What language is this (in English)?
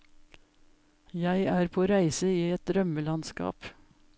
Norwegian